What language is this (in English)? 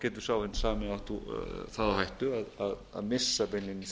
Icelandic